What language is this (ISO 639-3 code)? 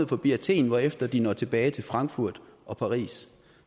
dan